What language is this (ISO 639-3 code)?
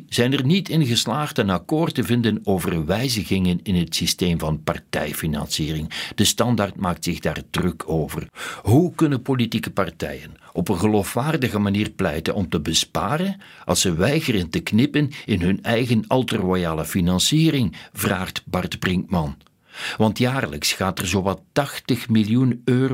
nld